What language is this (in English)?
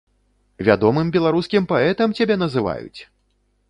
Belarusian